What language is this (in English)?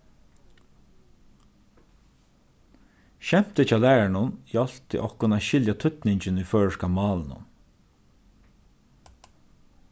Faroese